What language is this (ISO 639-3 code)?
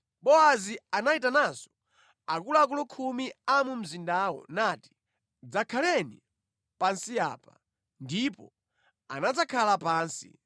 nya